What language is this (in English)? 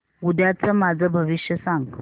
Marathi